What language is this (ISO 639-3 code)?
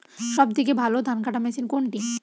ben